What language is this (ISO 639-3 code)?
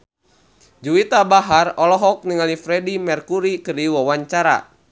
sun